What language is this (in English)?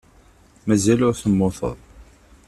Kabyle